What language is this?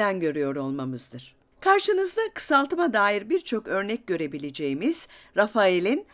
Turkish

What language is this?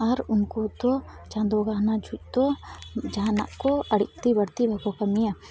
Santali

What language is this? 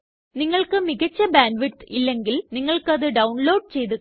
Malayalam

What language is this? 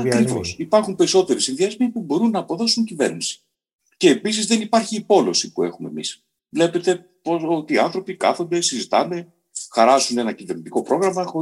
Greek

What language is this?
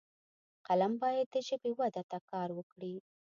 Pashto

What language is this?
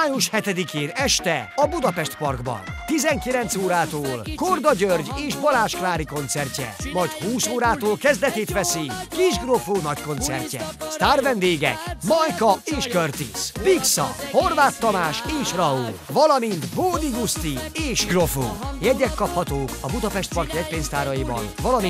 Hungarian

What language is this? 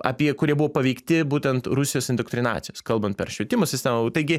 Lithuanian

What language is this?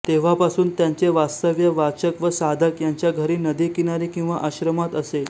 Marathi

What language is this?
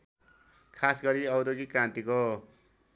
Nepali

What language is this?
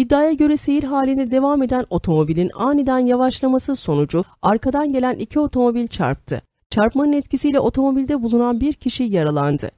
Turkish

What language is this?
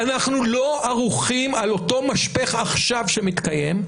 Hebrew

